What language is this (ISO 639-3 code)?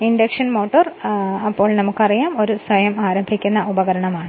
mal